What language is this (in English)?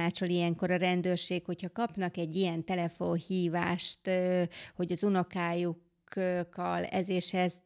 Hungarian